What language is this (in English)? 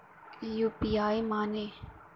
Bhojpuri